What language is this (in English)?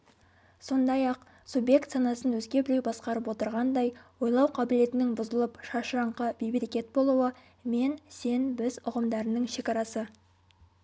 Kazakh